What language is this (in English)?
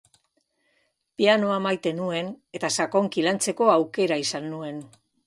Basque